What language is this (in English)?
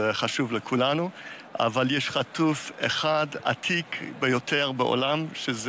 Hebrew